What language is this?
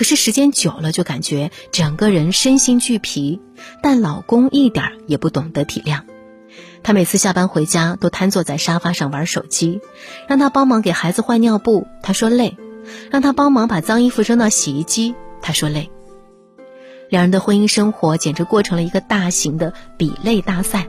Chinese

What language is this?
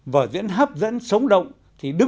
Vietnamese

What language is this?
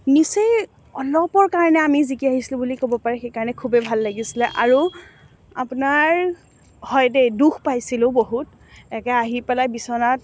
Assamese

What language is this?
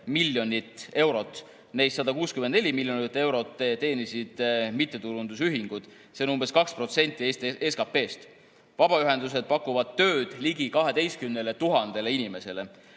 Estonian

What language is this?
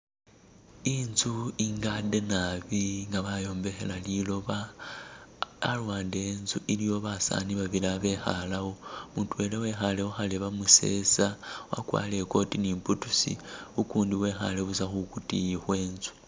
Masaaba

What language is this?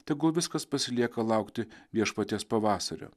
Lithuanian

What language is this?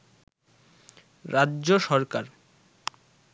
Bangla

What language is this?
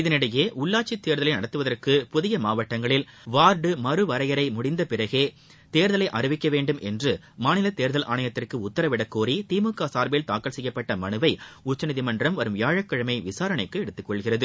Tamil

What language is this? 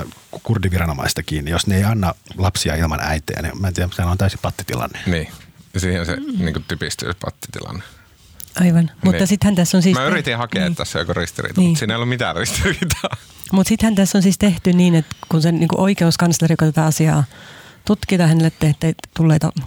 Finnish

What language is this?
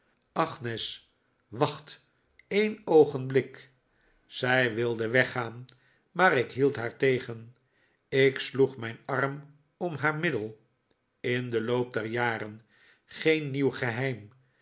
Dutch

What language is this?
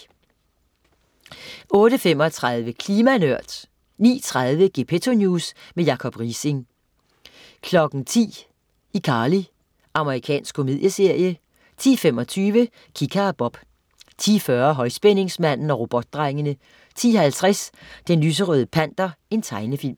Danish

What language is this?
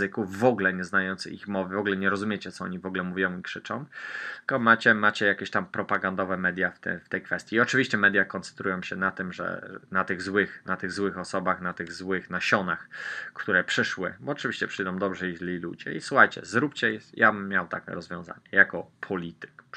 Polish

